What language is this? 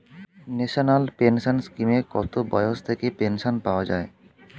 Bangla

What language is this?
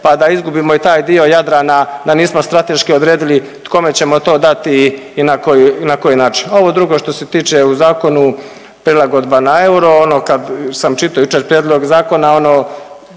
Croatian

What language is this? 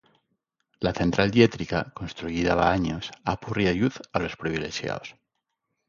Asturian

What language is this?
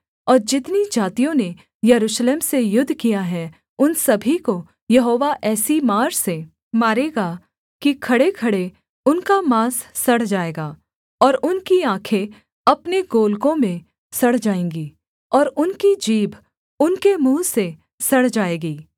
Hindi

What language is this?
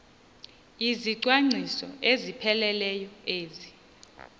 Xhosa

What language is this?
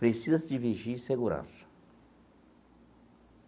Portuguese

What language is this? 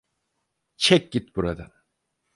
Turkish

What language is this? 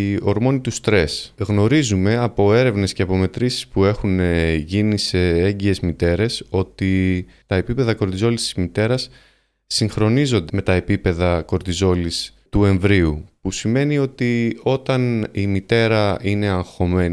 Greek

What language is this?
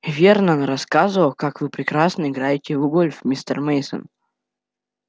Russian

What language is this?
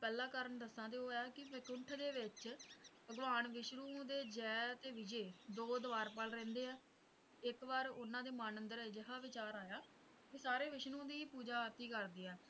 Punjabi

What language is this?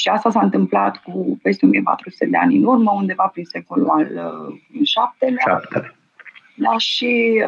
Romanian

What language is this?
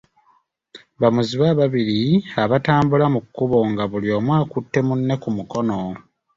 Ganda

